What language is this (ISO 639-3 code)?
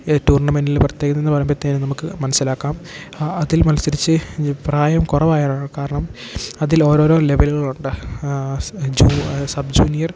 mal